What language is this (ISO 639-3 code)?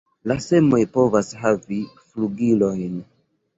epo